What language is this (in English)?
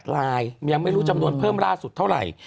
Thai